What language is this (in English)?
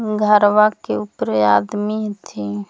Magahi